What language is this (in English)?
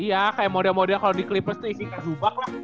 Indonesian